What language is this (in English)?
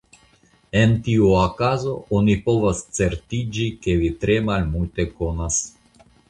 Esperanto